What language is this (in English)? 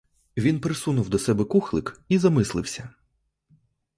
Ukrainian